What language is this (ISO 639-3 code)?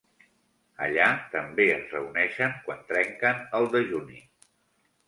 cat